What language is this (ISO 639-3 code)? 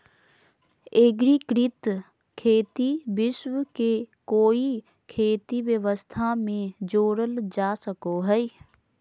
mag